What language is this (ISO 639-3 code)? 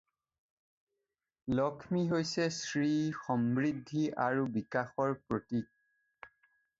asm